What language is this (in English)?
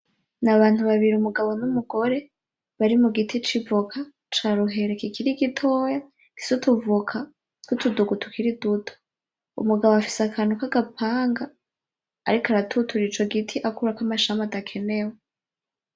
Rundi